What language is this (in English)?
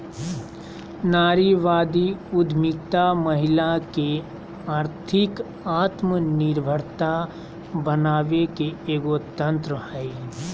Magahi